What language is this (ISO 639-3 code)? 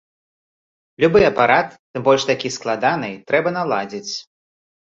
bel